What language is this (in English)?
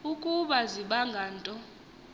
Xhosa